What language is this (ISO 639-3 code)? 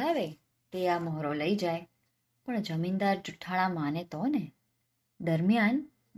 guj